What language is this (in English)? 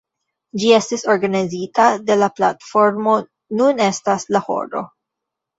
Esperanto